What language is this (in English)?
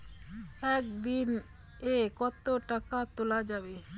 Bangla